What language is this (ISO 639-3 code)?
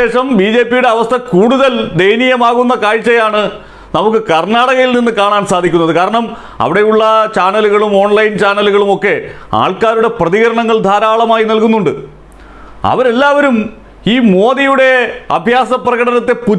tur